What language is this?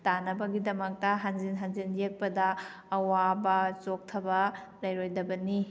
Manipuri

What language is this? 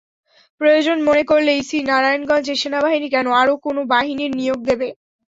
Bangla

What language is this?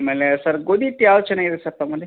Kannada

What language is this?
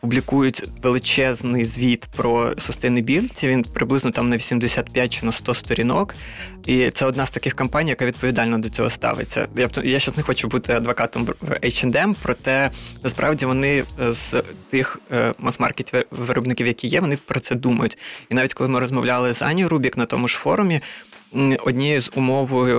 Ukrainian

